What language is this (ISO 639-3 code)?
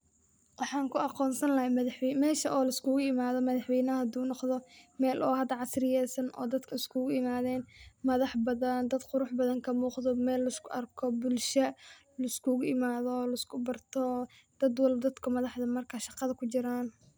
som